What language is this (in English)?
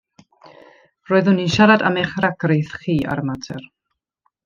Welsh